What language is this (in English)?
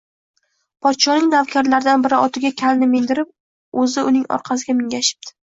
Uzbek